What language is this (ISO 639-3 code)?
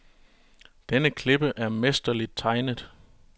dan